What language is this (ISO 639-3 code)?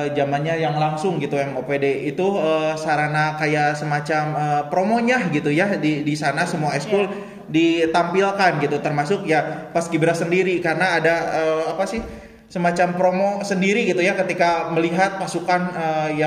ind